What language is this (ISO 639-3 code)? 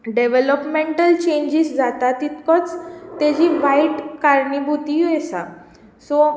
kok